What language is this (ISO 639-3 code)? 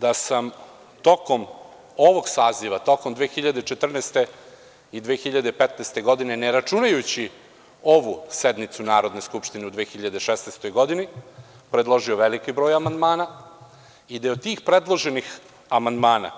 srp